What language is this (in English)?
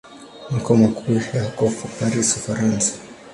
Swahili